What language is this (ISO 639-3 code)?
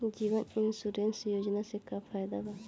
bho